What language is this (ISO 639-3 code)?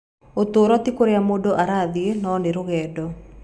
kik